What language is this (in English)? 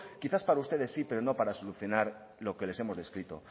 Spanish